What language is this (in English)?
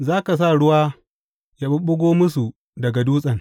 Hausa